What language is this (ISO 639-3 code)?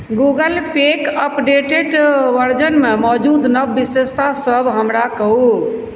mai